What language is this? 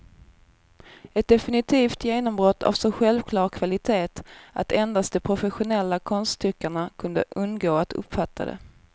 Swedish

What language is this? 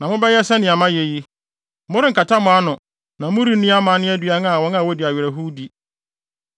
Akan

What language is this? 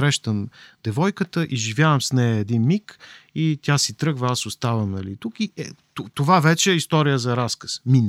Bulgarian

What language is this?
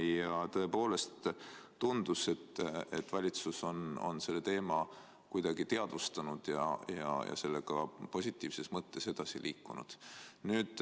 Estonian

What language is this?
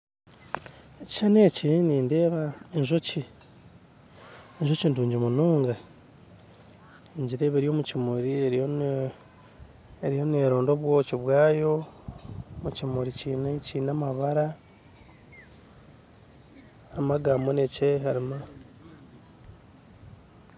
Nyankole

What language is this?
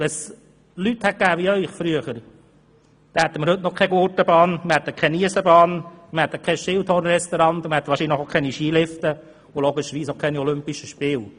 Swiss German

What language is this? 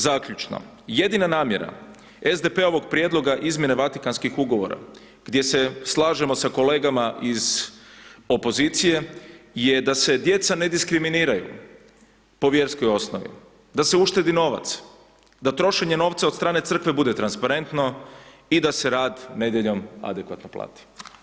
Croatian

